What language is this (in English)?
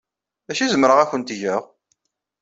Kabyle